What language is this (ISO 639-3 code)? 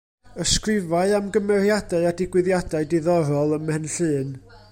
cym